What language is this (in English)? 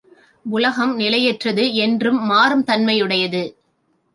Tamil